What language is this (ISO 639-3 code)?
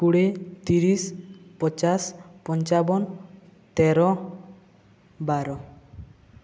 ori